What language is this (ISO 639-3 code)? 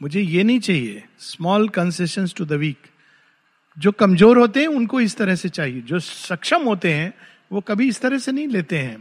hin